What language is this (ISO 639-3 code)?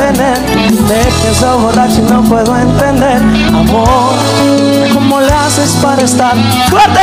spa